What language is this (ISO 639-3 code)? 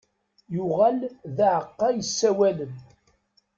kab